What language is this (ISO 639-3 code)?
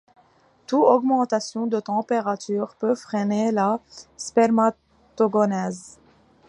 fra